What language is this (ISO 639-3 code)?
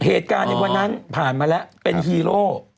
tha